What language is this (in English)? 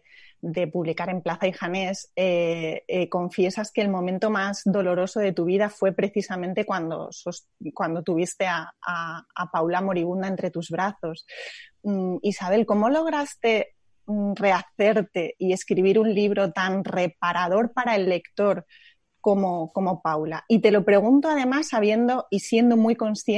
Spanish